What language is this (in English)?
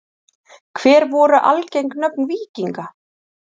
Icelandic